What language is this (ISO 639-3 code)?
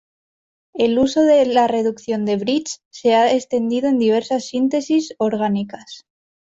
spa